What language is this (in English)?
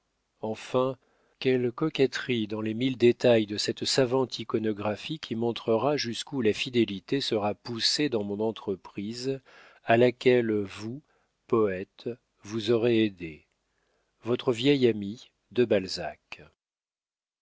French